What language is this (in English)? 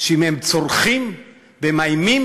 Hebrew